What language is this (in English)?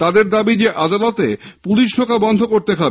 Bangla